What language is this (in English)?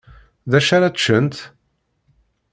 Kabyle